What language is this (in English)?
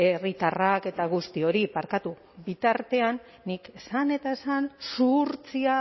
Basque